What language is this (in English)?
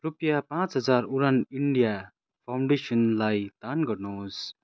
Nepali